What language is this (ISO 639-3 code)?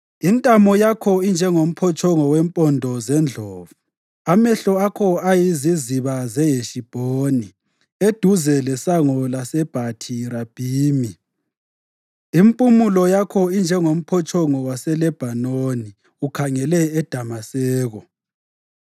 nde